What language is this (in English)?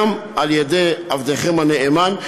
Hebrew